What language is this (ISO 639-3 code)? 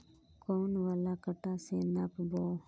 mag